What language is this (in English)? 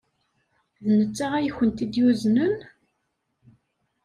Kabyle